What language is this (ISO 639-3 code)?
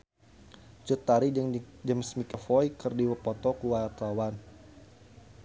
sun